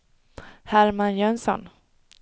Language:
Swedish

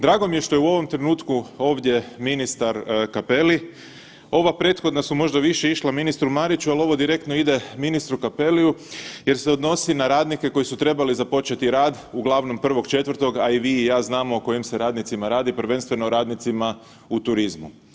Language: Croatian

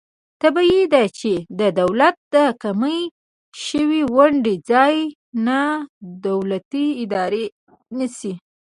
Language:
Pashto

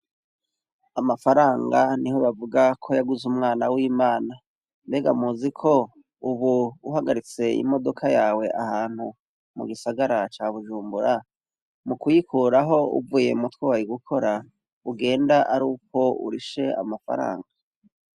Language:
Rundi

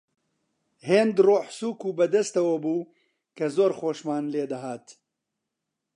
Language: Central Kurdish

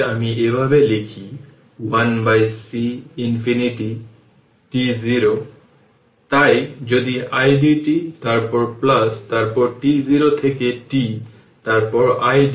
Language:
Bangla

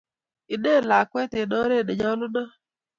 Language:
Kalenjin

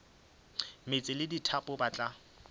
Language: Northern Sotho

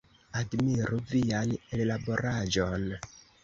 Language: Esperanto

